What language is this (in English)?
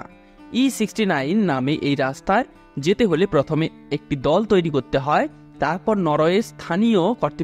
Bangla